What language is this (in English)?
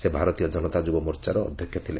Odia